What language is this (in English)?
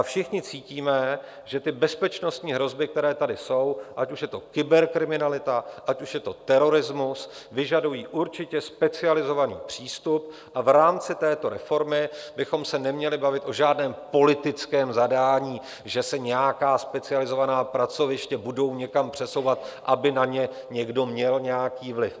Czech